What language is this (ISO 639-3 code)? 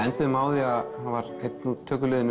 isl